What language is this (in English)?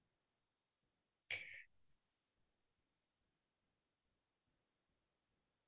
Assamese